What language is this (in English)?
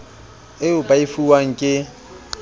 Southern Sotho